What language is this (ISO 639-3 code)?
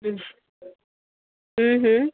snd